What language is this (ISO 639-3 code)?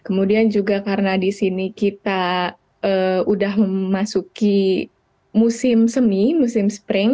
ind